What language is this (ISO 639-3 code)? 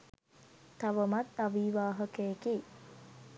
sin